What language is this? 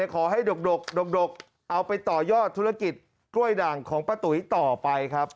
Thai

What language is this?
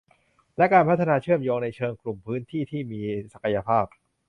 Thai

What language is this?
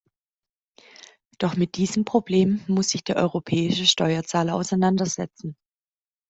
German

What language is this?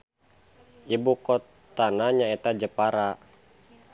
Sundanese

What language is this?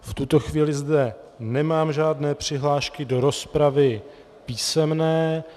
Czech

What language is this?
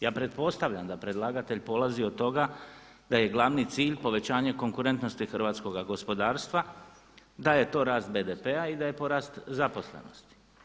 Croatian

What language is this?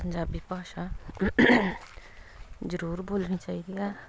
Punjabi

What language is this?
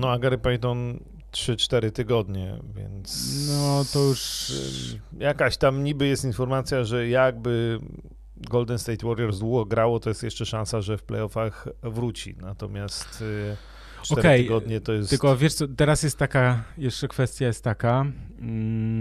Polish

